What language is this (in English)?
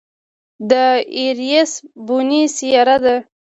Pashto